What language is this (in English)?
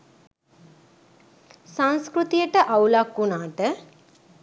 Sinhala